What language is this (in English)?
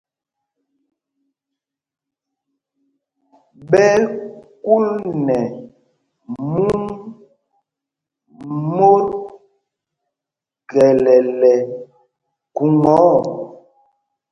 Mpumpong